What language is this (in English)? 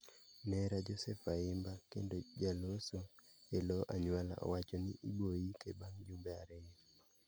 Luo (Kenya and Tanzania)